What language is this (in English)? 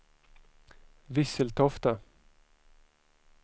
Swedish